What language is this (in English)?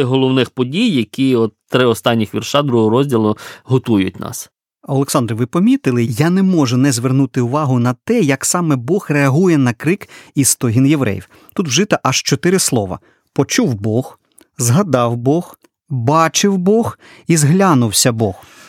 Ukrainian